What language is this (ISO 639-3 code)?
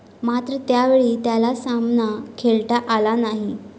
mar